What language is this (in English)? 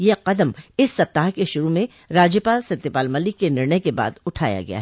Hindi